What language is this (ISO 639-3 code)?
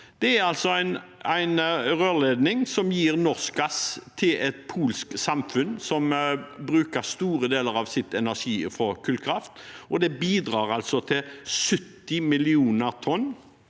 nor